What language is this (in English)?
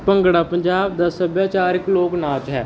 Punjabi